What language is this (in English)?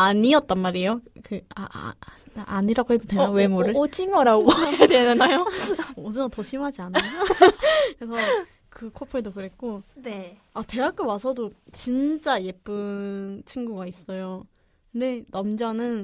Korean